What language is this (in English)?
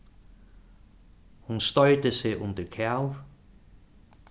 Faroese